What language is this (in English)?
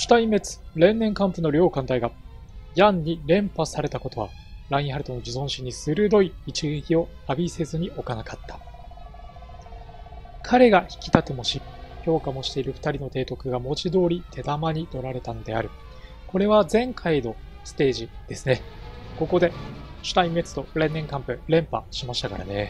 Japanese